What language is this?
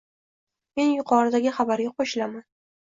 Uzbek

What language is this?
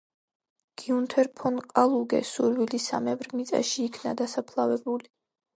Georgian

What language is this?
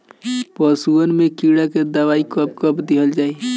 Bhojpuri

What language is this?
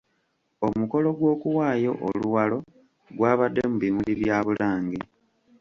Ganda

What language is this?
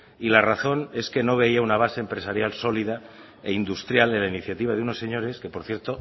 Spanish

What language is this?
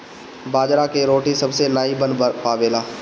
Bhojpuri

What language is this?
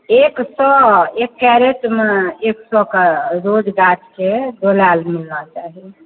Maithili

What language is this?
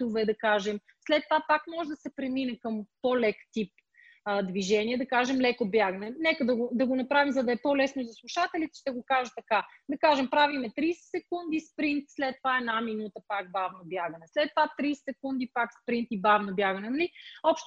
Bulgarian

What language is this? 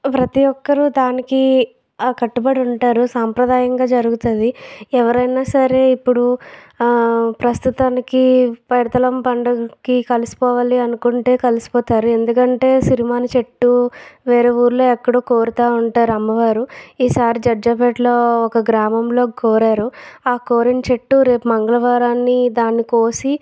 Telugu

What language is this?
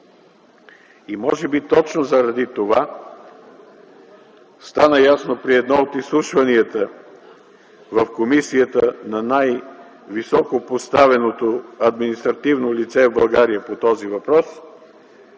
Bulgarian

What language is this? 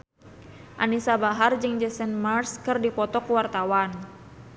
Sundanese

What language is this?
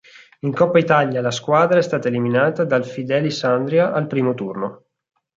Italian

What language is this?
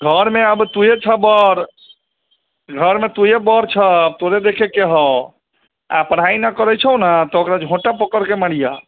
Maithili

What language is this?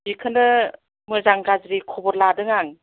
Bodo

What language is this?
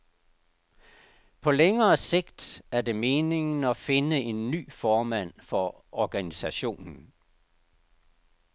Danish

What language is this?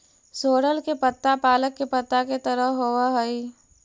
Magahi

